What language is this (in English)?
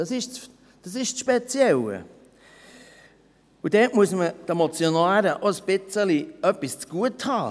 Swiss German